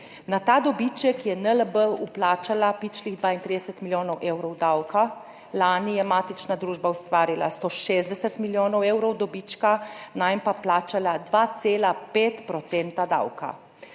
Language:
Slovenian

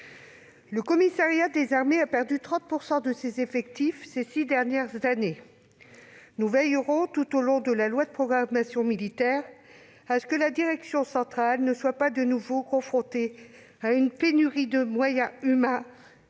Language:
French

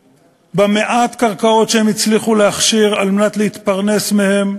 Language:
Hebrew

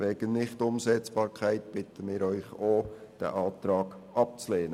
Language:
Swiss German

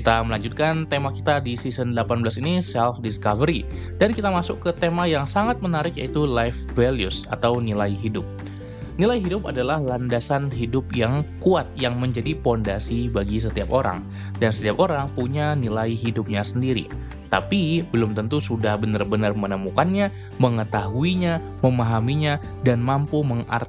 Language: Indonesian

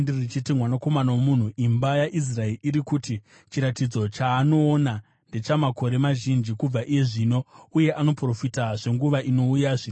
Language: Shona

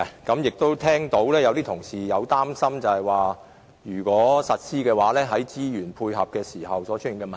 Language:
Cantonese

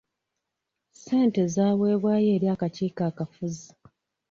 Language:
Ganda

